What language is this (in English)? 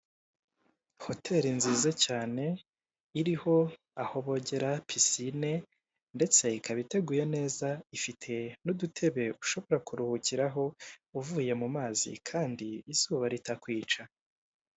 Kinyarwanda